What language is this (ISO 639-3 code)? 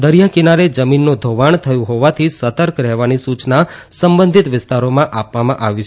guj